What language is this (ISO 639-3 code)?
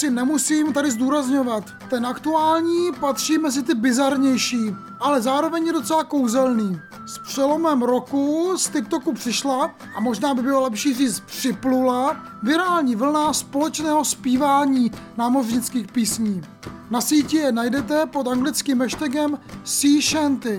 ces